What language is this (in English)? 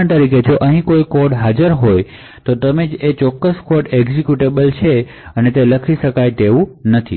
Gujarati